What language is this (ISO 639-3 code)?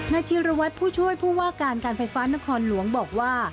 tha